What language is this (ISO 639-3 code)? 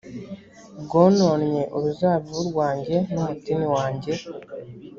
kin